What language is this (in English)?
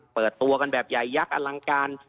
Thai